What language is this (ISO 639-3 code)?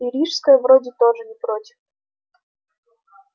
rus